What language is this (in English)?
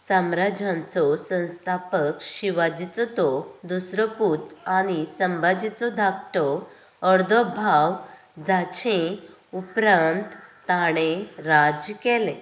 Konkani